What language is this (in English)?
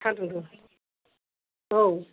Bodo